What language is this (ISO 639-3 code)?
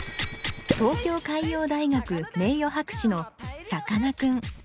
jpn